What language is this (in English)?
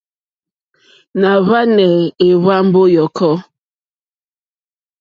Mokpwe